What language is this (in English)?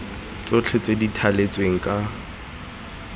Tswana